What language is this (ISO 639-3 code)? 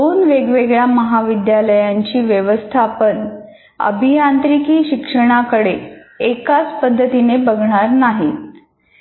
mar